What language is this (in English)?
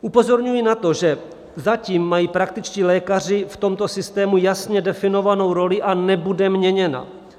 Czech